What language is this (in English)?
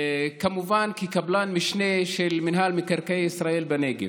Hebrew